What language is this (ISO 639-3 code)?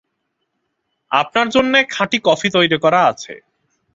ben